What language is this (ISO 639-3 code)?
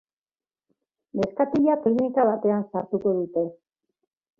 eus